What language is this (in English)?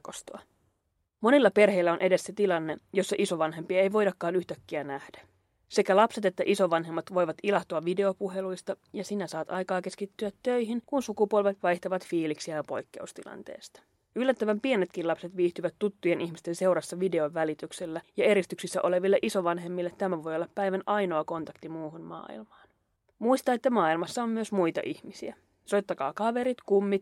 Finnish